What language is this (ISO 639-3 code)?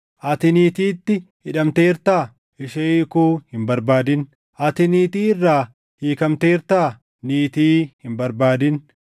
orm